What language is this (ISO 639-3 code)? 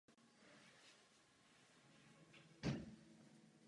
ces